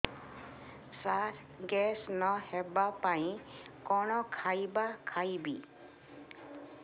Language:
Odia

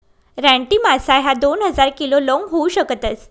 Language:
Marathi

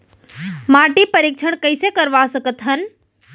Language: Chhattisgarhi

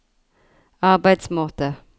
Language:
Norwegian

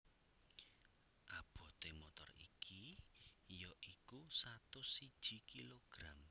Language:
Javanese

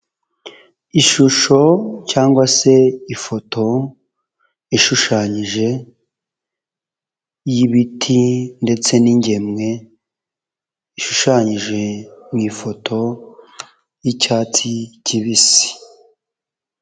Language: Kinyarwanda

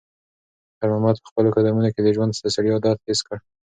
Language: Pashto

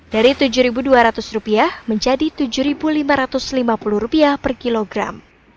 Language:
Indonesian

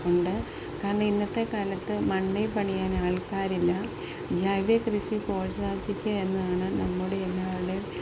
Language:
Malayalam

